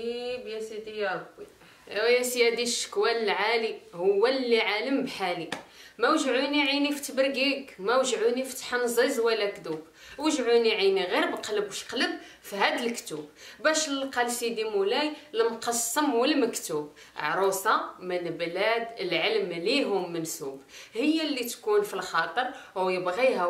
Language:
Arabic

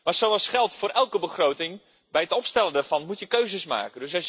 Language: Dutch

